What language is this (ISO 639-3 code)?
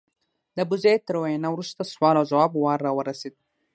pus